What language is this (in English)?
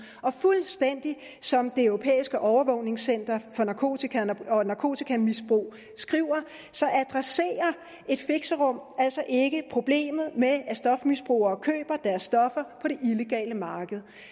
Danish